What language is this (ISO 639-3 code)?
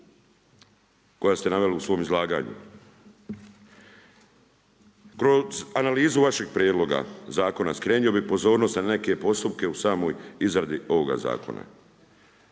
hrv